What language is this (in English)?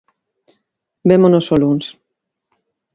Galician